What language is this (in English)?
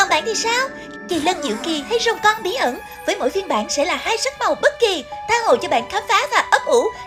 Vietnamese